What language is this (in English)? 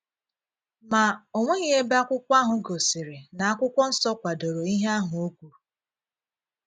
Igbo